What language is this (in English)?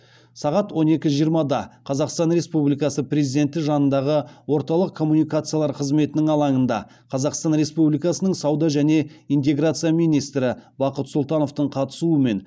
Kazakh